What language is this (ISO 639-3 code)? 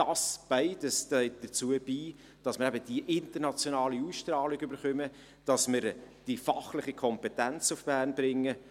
gsw